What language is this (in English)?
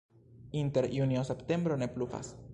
Esperanto